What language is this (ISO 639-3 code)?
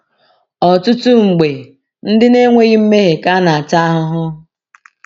ibo